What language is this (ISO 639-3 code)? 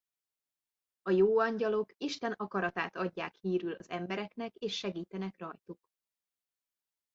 hun